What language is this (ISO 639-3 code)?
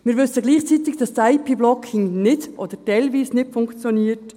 gsw